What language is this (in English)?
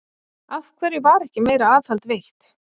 Icelandic